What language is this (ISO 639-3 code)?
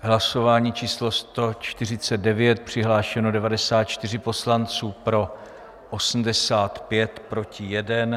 ces